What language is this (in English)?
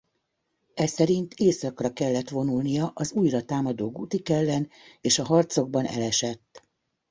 Hungarian